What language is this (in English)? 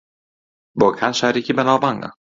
Central Kurdish